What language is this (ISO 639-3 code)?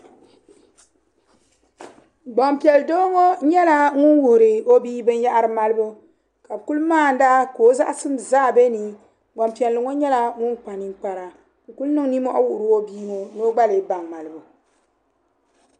dag